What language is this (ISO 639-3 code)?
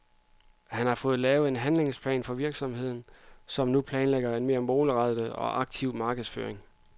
dan